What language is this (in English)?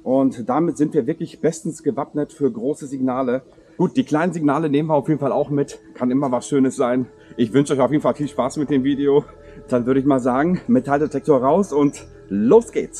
German